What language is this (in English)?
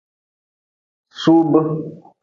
Nawdm